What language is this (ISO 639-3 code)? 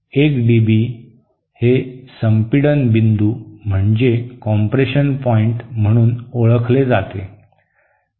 mar